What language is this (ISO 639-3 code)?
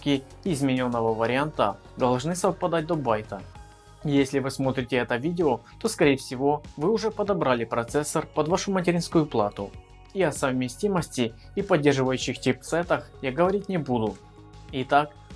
rus